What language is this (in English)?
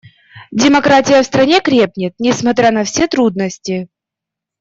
Russian